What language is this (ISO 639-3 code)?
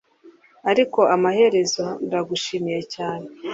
kin